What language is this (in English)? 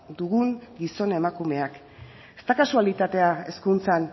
Basque